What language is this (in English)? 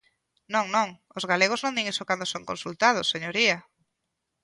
Galician